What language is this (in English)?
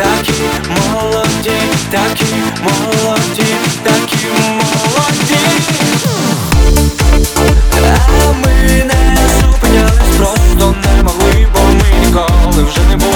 Ukrainian